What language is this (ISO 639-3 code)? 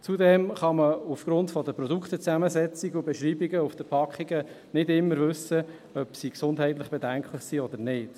gsw